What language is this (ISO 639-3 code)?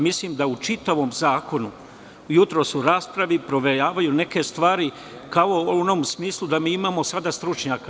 srp